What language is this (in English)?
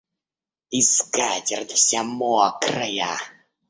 Russian